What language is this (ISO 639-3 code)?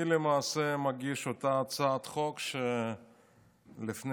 heb